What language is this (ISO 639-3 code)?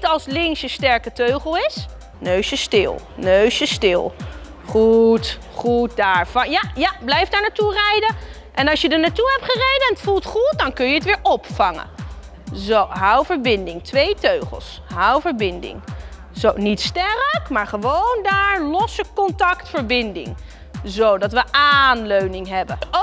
nld